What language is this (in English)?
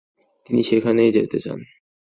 Bangla